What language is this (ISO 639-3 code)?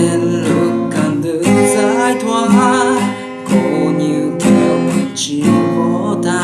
vie